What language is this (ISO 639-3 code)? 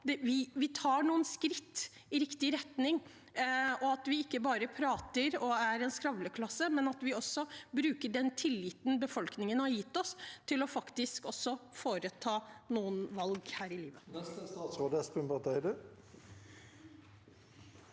nor